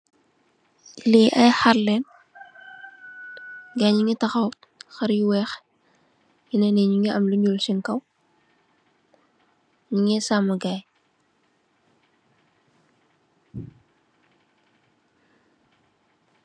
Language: Wolof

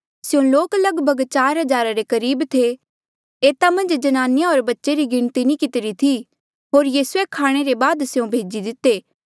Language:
Mandeali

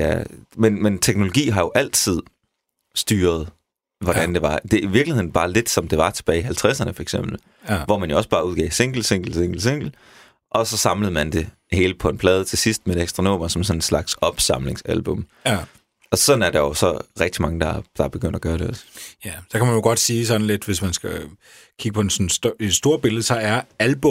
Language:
Danish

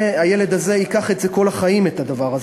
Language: Hebrew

